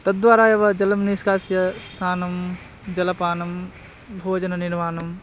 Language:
Sanskrit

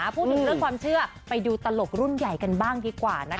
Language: Thai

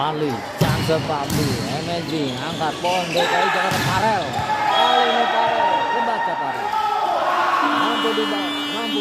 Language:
Indonesian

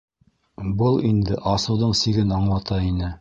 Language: Bashkir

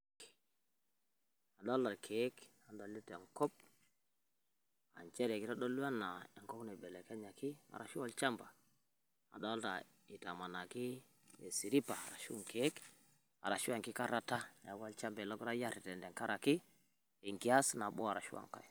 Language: Masai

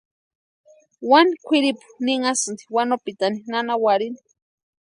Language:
Western Highland Purepecha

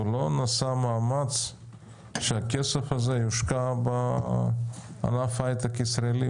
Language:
Hebrew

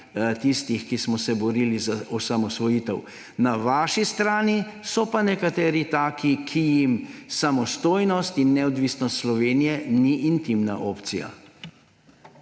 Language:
Slovenian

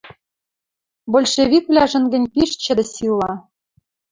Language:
Western Mari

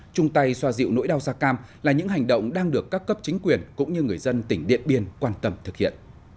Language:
Vietnamese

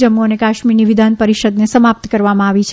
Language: Gujarati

